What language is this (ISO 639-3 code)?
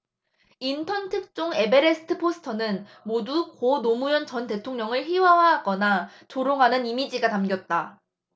kor